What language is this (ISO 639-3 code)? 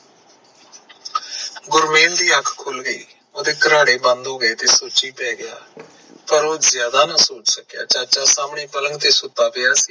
pan